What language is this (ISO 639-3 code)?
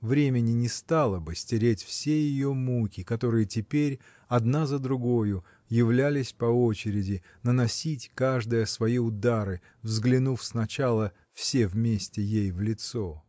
rus